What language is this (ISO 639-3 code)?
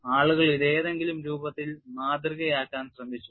mal